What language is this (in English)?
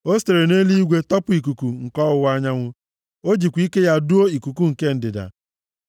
Igbo